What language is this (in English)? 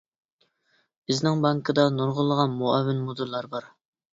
Uyghur